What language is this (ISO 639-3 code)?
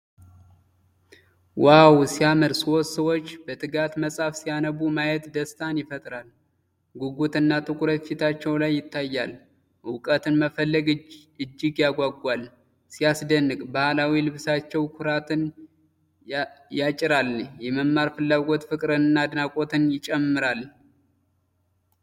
amh